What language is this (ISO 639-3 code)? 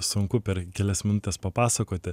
lit